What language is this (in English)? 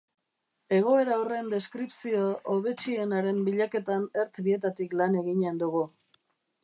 Basque